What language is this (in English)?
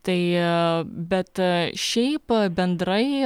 Lithuanian